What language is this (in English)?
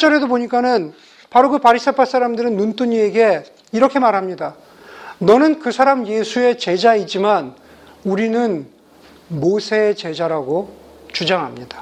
Korean